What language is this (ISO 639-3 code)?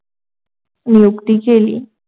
mar